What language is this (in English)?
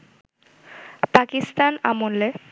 Bangla